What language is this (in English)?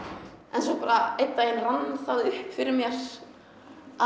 Icelandic